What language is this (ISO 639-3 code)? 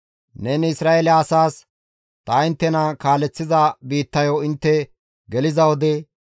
gmv